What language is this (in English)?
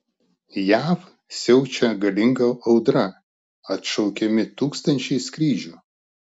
Lithuanian